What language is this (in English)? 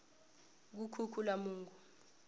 South Ndebele